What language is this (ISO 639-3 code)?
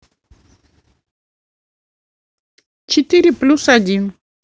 rus